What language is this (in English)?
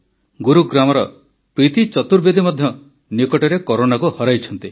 Odia